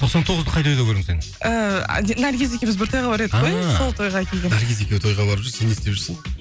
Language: Kazakh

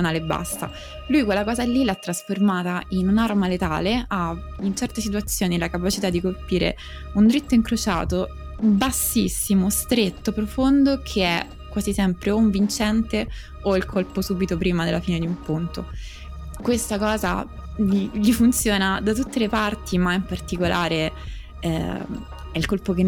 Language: Italian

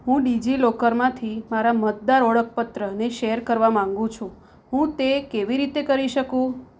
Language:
Gujarati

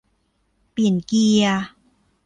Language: Thai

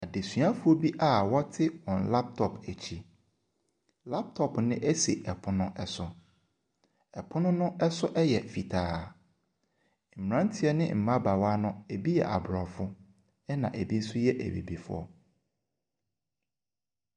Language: Akan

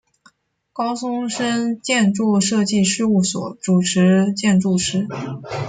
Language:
Chinese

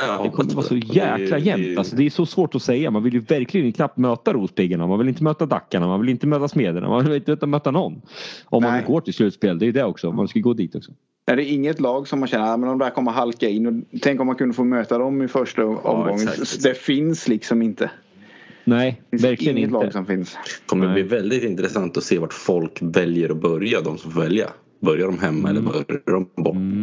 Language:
Swedish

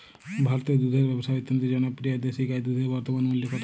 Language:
Bangla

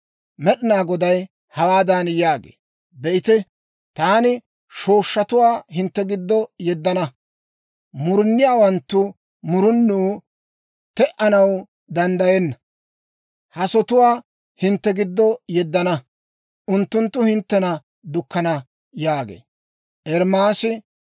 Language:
Dawro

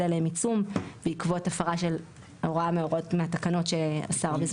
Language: Hebrew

